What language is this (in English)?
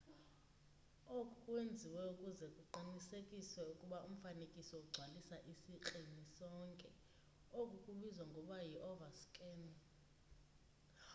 Xhosa